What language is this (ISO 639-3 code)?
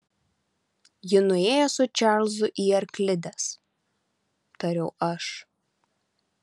lit